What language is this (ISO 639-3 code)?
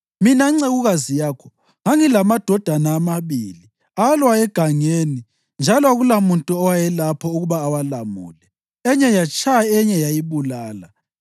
nde